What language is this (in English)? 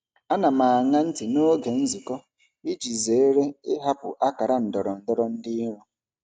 Igbo